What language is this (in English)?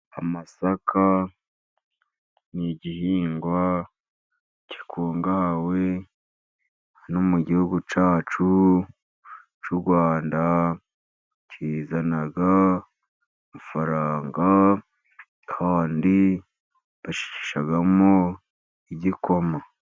Kinyarwanda